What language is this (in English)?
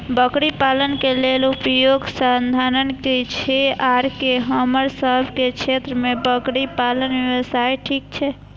Maithili